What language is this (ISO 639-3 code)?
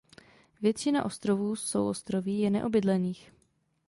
ces